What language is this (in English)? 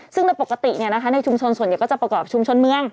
Thai